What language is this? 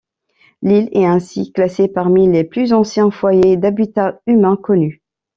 French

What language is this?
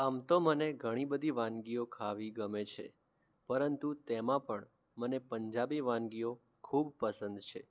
Gujarati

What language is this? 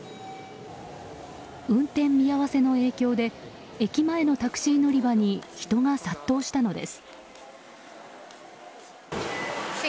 Japanese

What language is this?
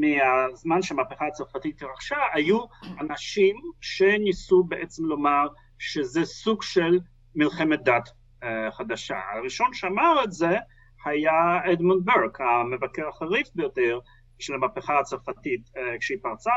Hebrew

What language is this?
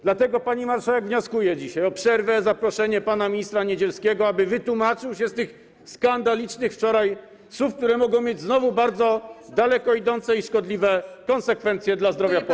Polish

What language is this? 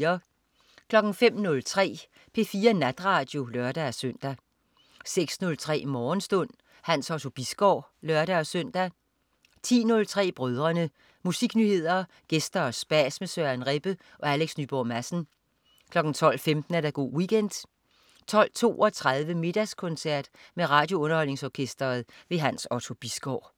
Danish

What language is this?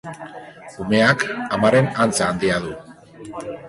Basque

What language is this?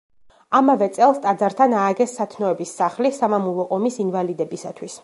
Georgian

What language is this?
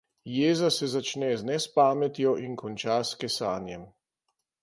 Slovenian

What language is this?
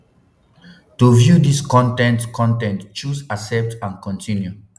Nigerian Pidgin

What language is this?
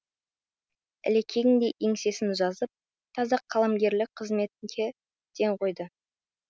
Kazakh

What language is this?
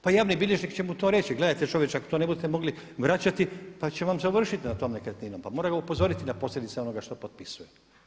Croatian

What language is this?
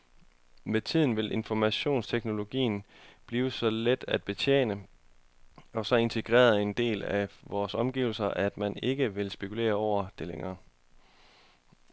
Danish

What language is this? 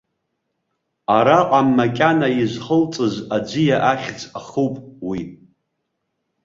Abkhazian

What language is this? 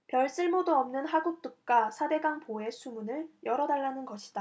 Korean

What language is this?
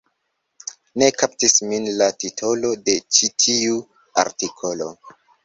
Esperanto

